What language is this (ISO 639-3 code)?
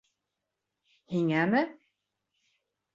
bak